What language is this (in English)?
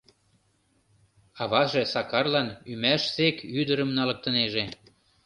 Mari